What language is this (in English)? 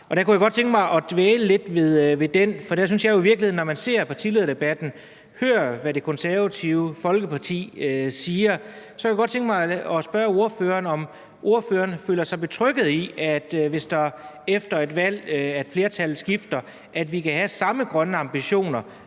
Danish